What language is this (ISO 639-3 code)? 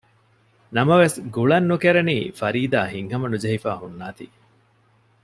div